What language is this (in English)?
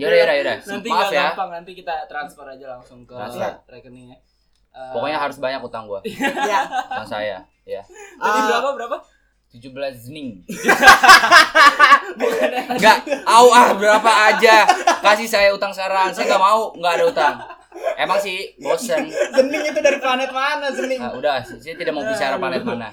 Indonesian